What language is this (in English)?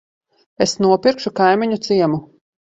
Latvian